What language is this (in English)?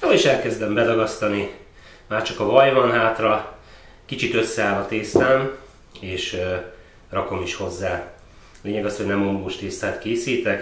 Hungarian